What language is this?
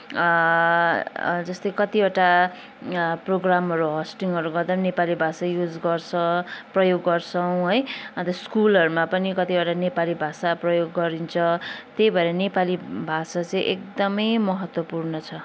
Nepali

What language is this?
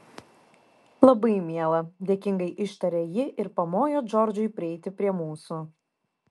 Lithuanian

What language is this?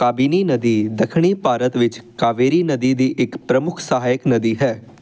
Punjabi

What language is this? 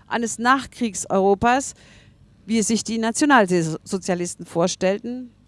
German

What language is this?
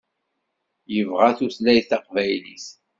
Kabyle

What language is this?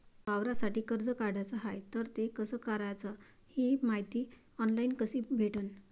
Marathi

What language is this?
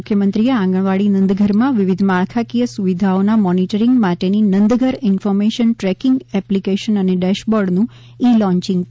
Gujarati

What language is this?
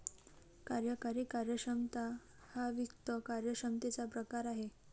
Marathi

